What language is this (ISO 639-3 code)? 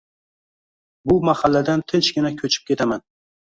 uzb